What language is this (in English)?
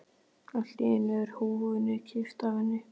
Icelandic